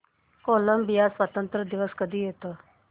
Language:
Marathi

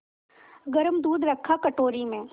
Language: Hindi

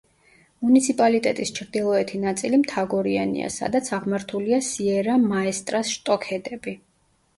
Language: Georgian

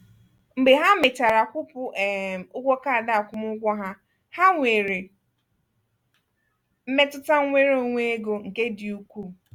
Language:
Igbo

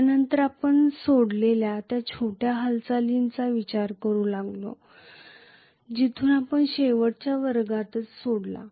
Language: Marathi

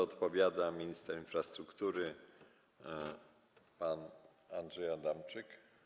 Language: Polish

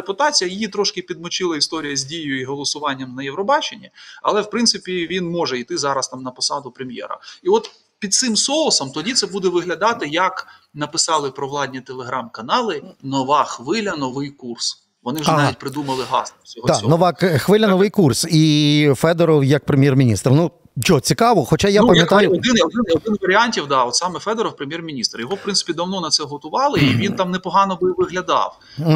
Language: Ukrainian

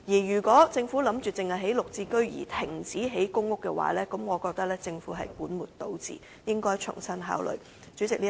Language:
Cantonese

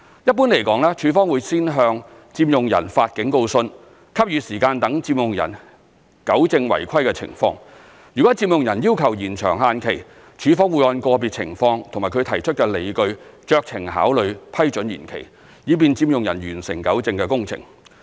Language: Cantonese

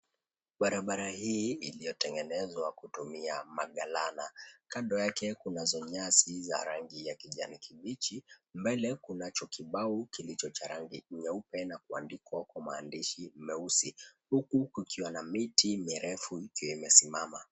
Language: Swahili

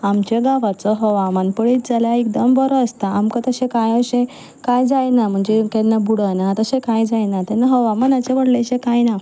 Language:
Konkani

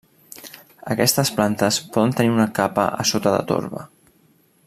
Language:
Catalan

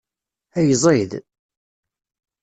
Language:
Kabyle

